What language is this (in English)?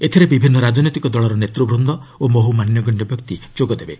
Odia